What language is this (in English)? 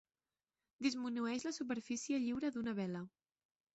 Catalan